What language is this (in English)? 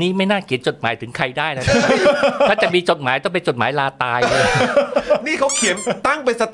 Thai